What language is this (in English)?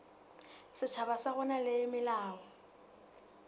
Southern Sotho